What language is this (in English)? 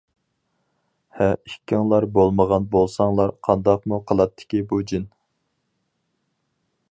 Uyghur